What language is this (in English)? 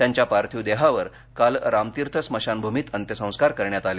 Marathi